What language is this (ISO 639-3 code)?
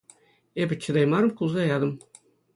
chv